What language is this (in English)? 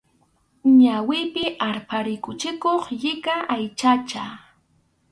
Arequipa-La Unión Quechua